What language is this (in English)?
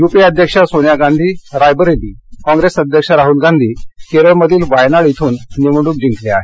Marathi